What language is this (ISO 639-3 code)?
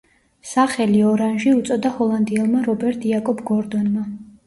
kat